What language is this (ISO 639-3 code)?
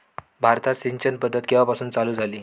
mar